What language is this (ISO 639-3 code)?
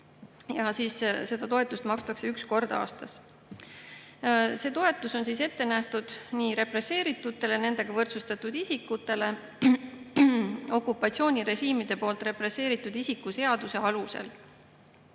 est